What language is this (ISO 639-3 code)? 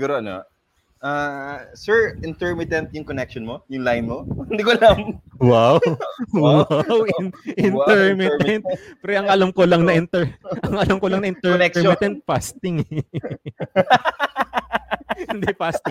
fil